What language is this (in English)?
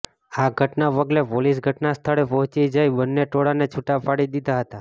Gujarati